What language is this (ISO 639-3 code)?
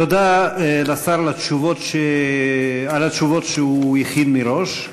heb